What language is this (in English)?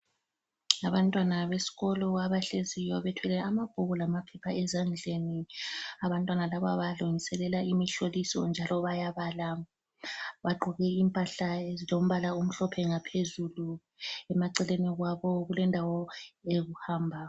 North Ndebele